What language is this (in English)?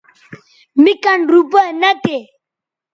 Bateri